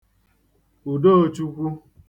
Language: Igbo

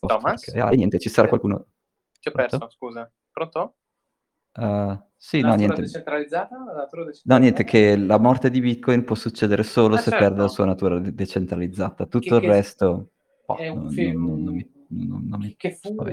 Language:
Italian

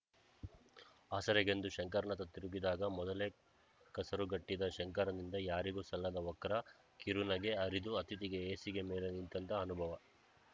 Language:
Kannada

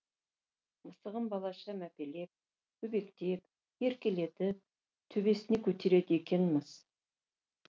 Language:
Kazakh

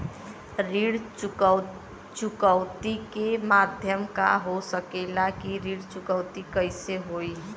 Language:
Bhojpuri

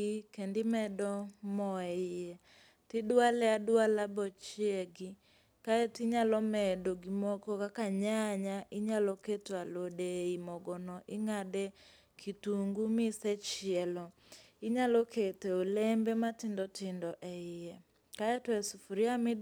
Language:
Luo (Kenya and Tanzania)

